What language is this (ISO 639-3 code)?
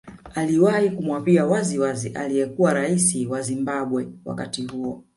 swa